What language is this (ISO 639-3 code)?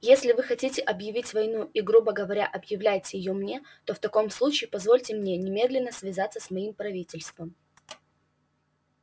rus